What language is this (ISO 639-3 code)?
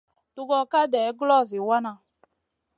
mcn